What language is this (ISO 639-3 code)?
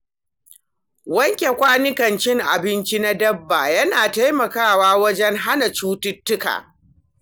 hau